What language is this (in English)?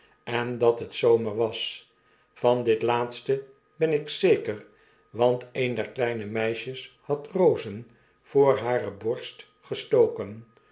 Dutch